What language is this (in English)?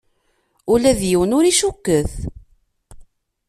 Kabyle